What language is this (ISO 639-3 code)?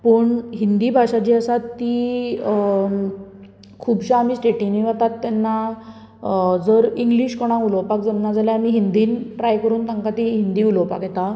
kok